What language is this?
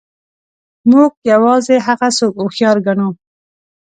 Pashto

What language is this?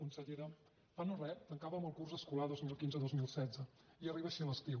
Catalan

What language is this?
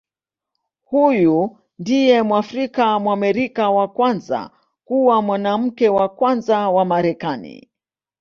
Swahili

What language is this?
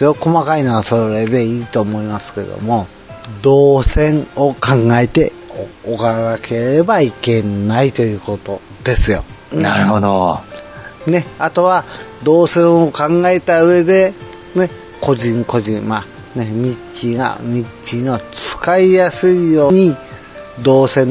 Japanese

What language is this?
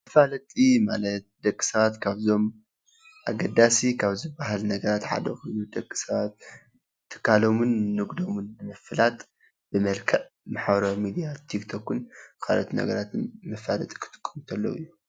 Tigrinya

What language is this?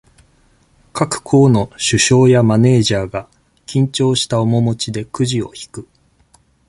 Japanese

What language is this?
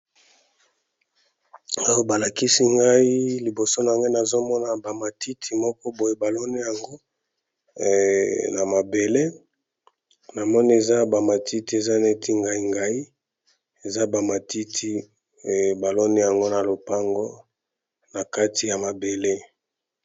Lingala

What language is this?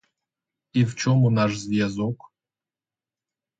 Ukrainian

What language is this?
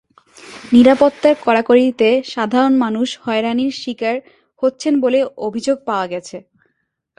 Bangla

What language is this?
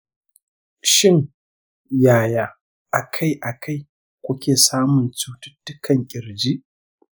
Hausa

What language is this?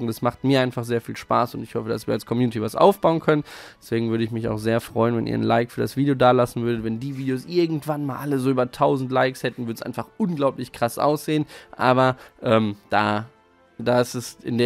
German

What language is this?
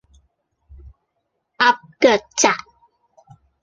Cantonese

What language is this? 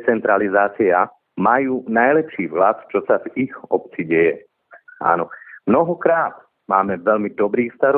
Slovak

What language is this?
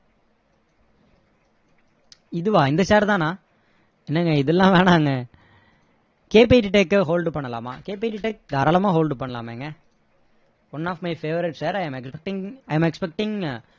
Tamil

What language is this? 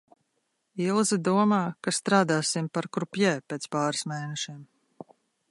Latvian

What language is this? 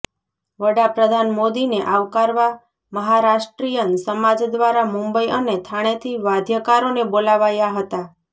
Gujarati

